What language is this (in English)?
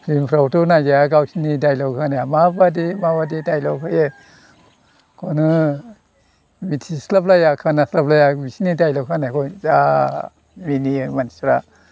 Bodo